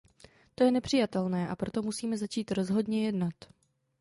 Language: Czech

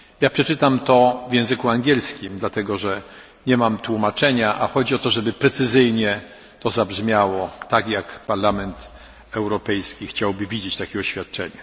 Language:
Polish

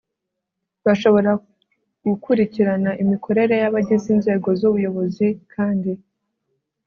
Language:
Kinyarwanda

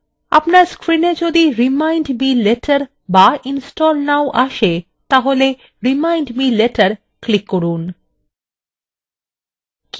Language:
Bangla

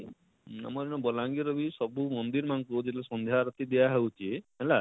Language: Odia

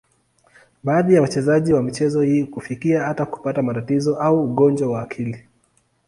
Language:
Swahili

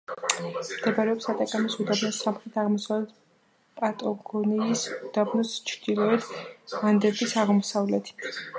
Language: Georgian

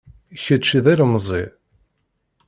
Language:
Kabyle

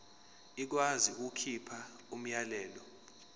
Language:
Zulu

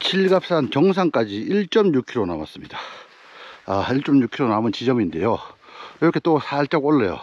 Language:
Korean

